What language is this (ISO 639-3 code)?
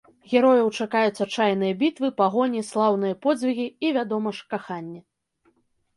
bel